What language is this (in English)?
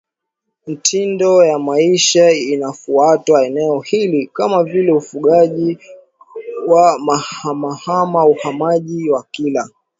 Swahili